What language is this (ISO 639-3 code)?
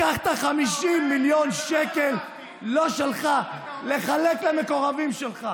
heb